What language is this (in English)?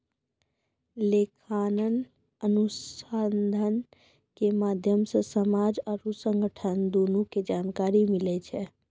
Maithili